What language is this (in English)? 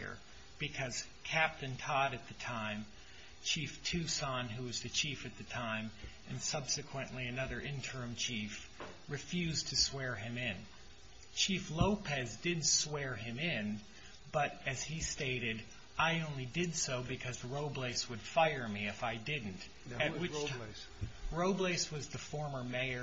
English